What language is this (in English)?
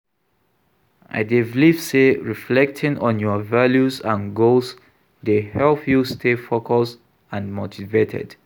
Nigerian Pidgin